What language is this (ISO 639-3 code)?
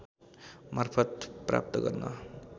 nep